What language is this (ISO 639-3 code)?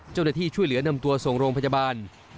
tha